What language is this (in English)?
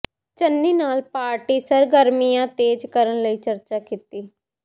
Punjabi